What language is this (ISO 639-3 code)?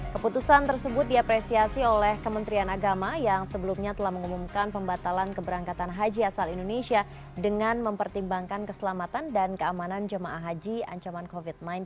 ind